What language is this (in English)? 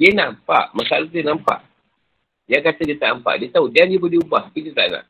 Malay